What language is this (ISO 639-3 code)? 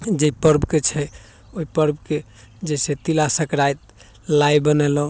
mai